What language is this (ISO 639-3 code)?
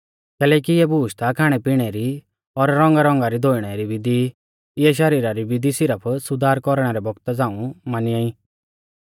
bfz